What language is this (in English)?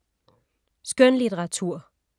Danish